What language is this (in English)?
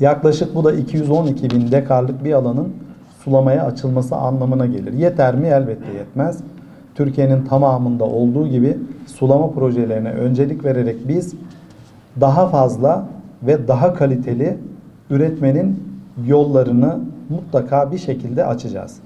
Turkish